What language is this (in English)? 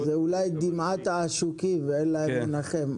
Hebrew